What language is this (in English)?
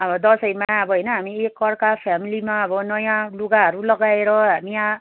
Nepali